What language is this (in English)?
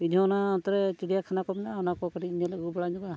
Santali